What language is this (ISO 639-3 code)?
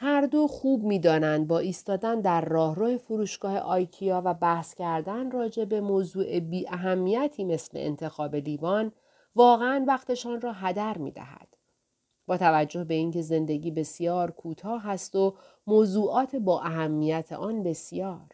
fas